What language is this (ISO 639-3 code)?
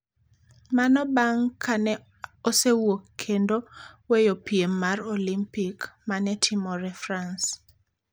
luo